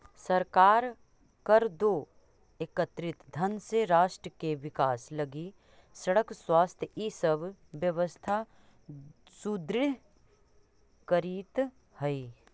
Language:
Magahi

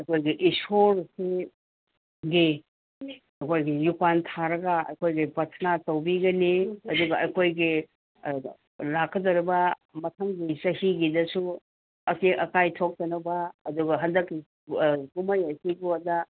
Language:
Manipuri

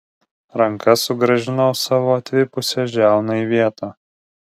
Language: Lithuanian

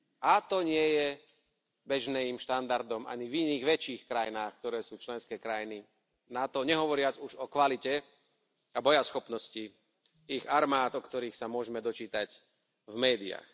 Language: Slovak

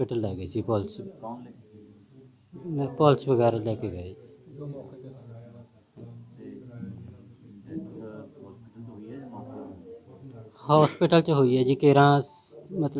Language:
Punjabi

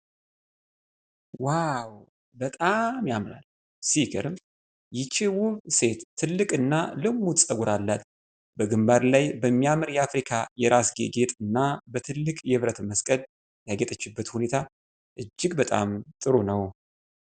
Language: Amharic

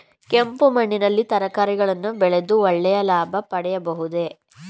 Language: Kannada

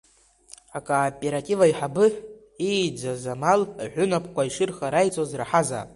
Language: Abkhazian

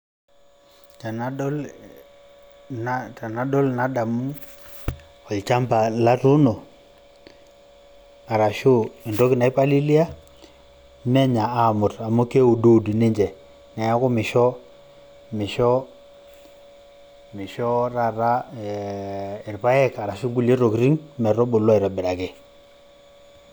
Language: Masai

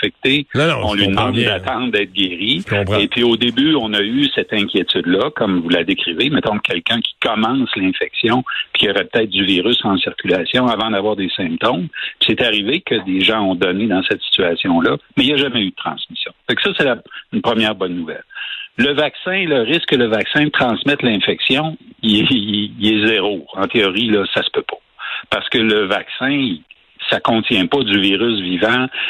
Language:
French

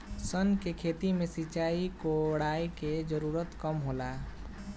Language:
Bhojpuri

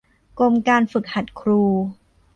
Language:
Thai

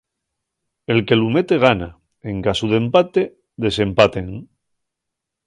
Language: Asturian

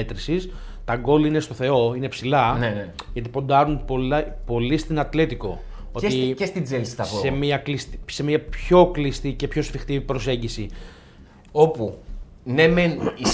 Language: Greek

